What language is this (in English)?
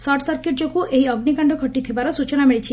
Odia